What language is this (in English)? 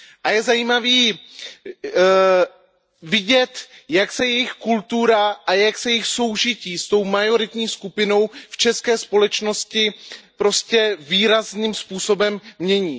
Czech